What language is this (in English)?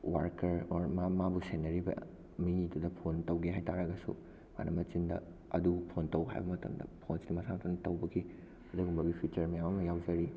Manipuri